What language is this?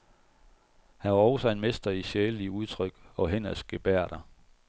Danish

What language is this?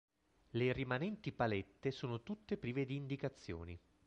Italian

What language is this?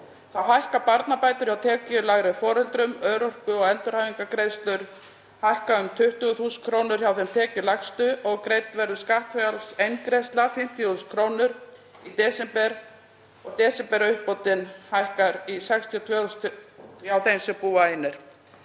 Icelandic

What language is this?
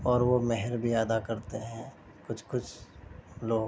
Urdu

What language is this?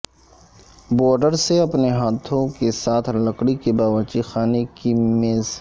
Urdu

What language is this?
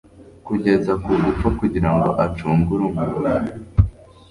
Kinyarwanda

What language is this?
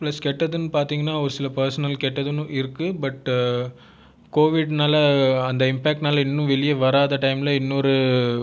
Tamil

